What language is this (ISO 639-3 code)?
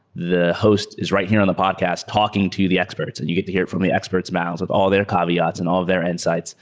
eng